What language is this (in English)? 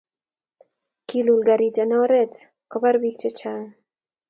Kalenjin